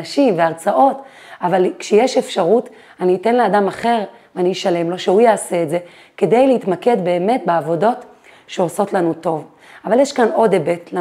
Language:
Hebrew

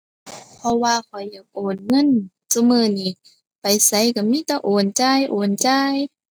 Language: Thai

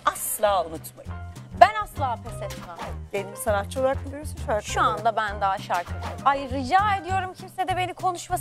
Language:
Turkish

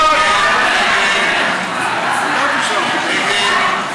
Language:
Hebrew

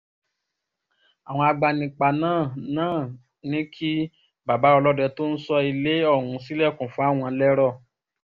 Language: Yoruba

